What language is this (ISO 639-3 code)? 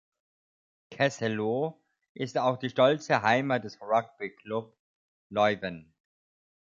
deu